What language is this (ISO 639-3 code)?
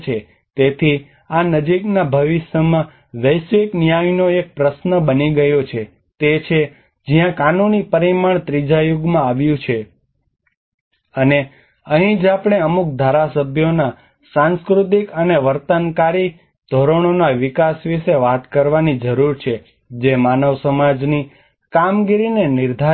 guj